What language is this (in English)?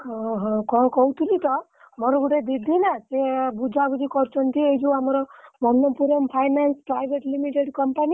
Odia